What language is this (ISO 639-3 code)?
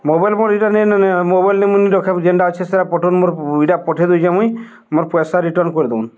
ori